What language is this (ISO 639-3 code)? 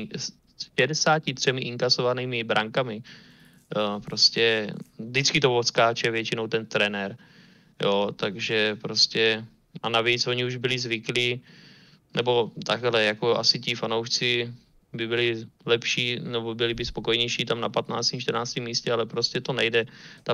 ces